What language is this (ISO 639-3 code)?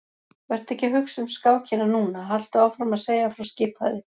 isl